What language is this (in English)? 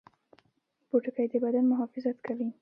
Pashto